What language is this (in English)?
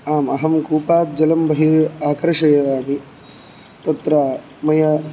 Sanskrit